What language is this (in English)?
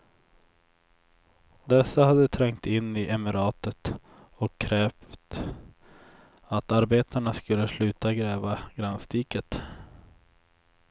Swedish